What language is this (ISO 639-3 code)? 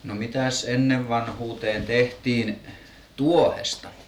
fin